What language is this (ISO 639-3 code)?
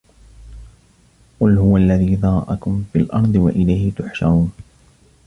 ara